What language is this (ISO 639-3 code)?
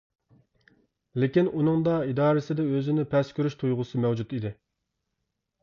uig